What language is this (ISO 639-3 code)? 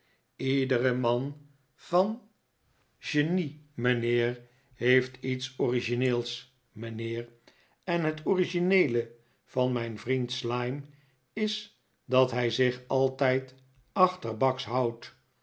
nld